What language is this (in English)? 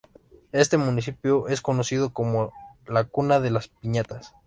Spanish